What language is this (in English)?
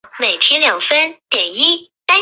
Chinese